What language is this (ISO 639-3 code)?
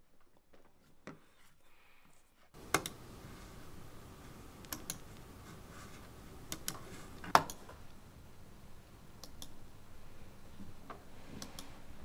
kor